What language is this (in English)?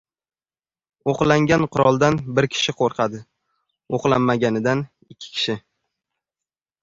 Uzbek